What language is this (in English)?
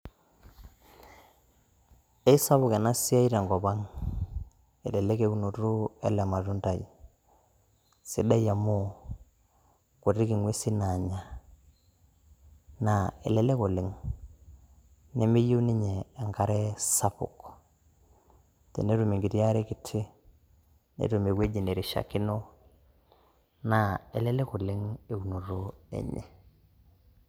Masai